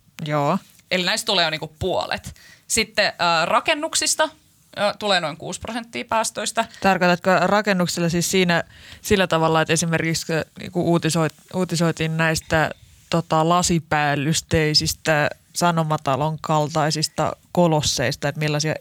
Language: Finnish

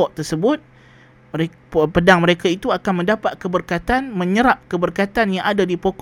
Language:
Malay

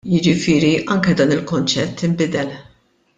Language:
Maltese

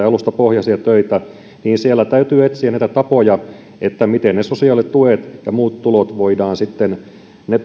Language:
Finnish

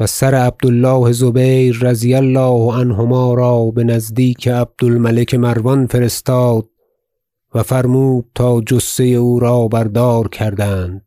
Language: Persian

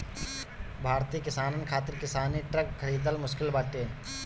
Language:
Bhojpuri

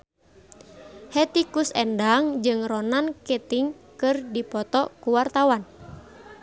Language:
Sundanese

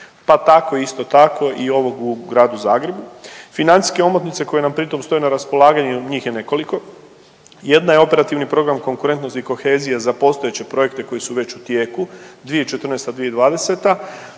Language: Croatian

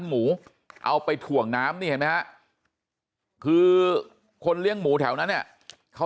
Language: Thai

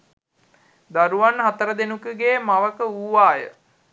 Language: Sinhala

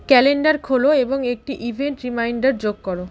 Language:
Bangla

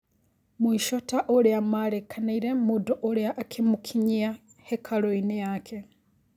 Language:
Kikuyu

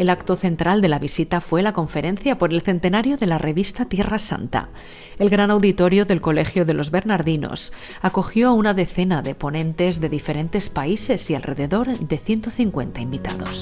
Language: Spanish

